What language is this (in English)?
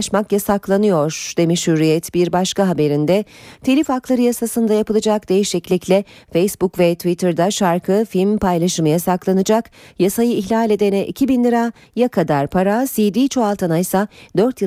Turkish